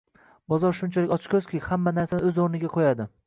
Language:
Uzbek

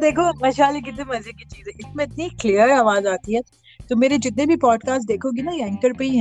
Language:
Urdu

